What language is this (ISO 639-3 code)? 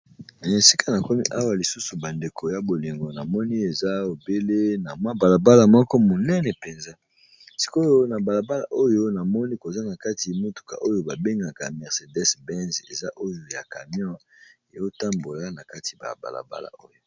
lin